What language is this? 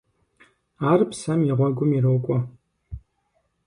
Kabardian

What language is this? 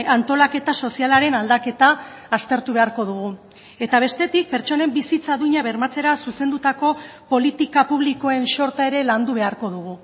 Basque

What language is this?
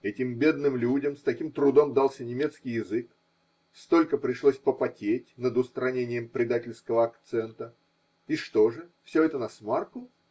Russian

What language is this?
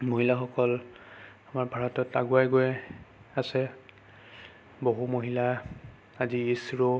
Assamese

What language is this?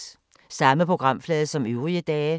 Danish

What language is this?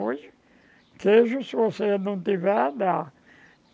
Portuguese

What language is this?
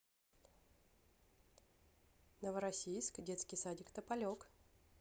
Russian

